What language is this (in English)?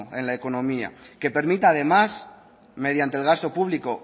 Spanish